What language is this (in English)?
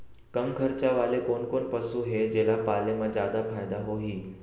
Chhattisgarhi